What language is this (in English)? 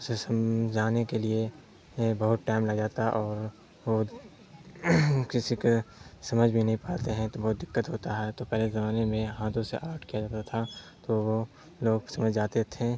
Urdu